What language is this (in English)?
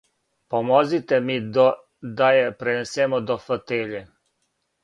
Serbian